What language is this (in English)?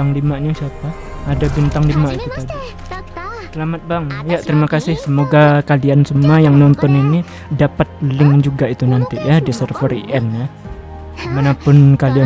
Indonesian